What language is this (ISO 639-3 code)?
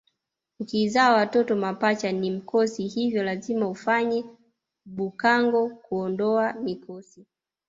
swa